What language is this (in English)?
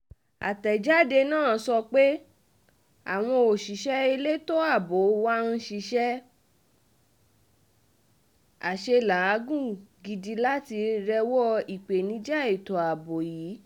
Yoruba